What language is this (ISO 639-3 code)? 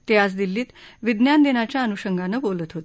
mar